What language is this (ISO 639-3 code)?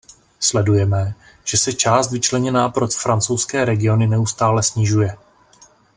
ces